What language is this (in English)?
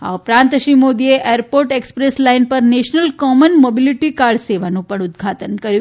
Gujarati